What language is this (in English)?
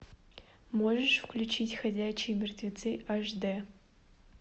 Russian